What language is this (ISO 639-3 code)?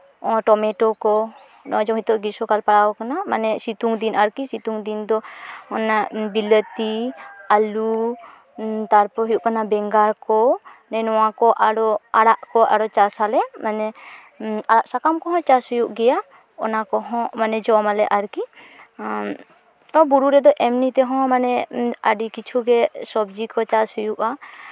sat